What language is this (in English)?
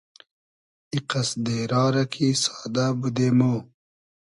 Hazaragi